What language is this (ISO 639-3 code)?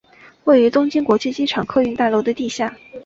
zho